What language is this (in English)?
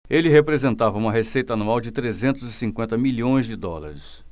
Portuguese